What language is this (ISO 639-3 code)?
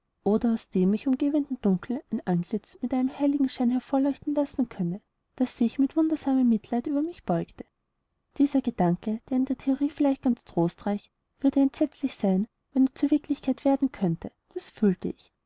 deu